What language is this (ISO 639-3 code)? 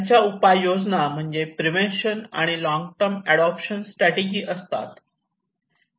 mar